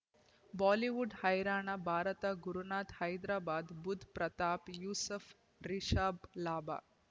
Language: Kannada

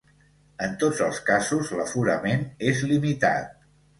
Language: Catalan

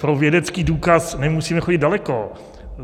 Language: Czech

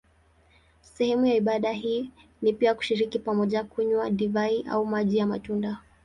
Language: Swahili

